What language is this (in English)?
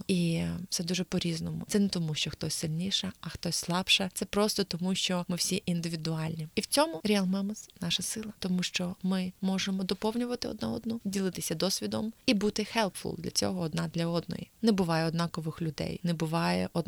Ukrainian